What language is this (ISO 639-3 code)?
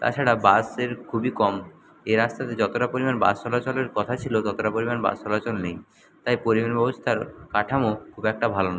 ben